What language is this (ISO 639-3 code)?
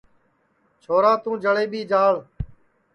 ssi